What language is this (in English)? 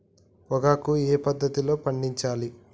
Telugu